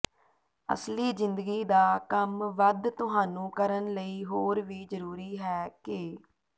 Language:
Punjabi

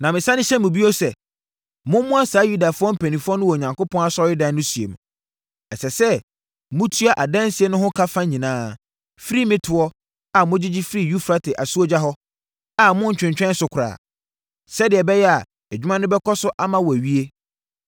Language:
Akan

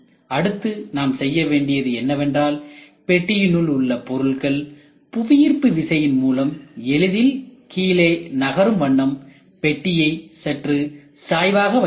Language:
Tamil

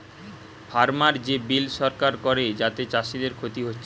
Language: Bangla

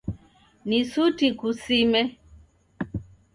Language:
Taita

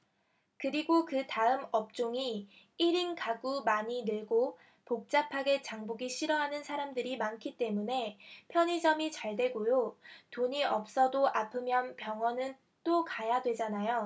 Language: Korean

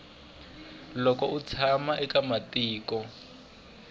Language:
Tsonga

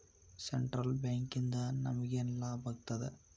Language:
Kannada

